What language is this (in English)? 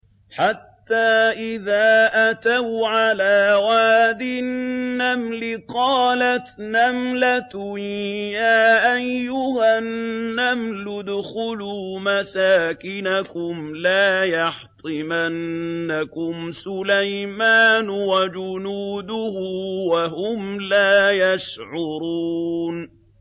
Arabic